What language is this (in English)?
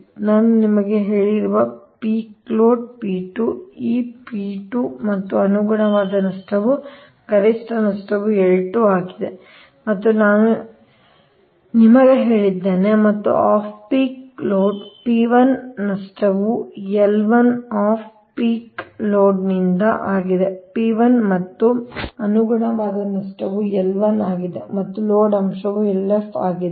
Kannada